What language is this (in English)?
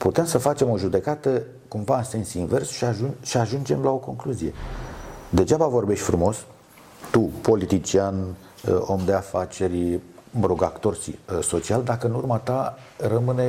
Romanian